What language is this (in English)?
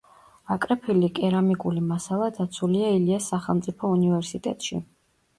Georgian